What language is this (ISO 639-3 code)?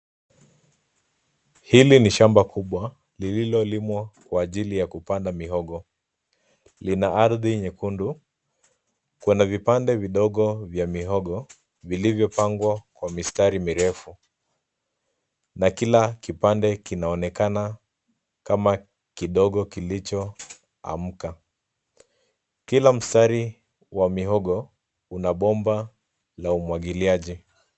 swa